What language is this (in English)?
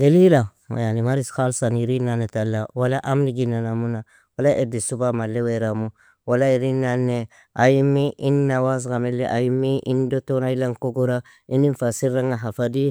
Nobiin